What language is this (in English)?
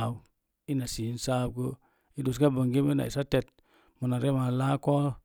Mom Jango